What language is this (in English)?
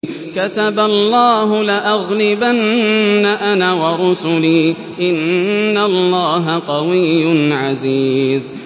Arabic